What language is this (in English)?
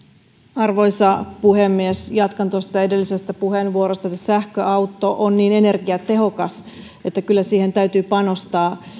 Finnish